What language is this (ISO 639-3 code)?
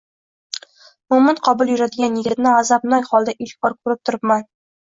uzb